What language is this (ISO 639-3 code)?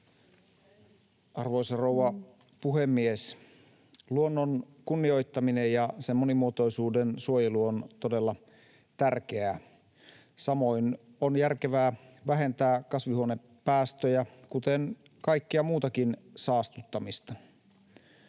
fin